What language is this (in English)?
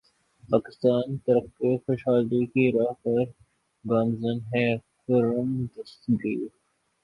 Urdu